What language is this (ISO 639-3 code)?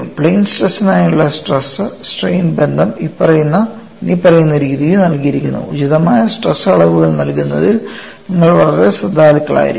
mal